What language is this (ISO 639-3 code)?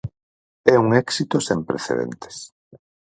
glg